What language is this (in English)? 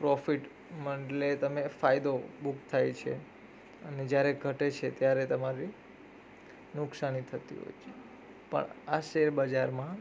Gujarati